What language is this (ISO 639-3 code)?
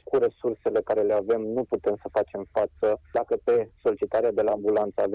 ron